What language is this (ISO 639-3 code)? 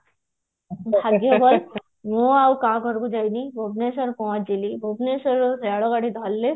ori